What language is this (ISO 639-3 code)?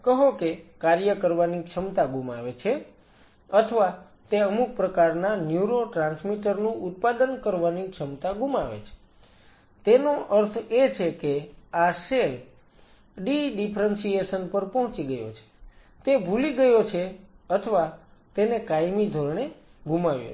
guj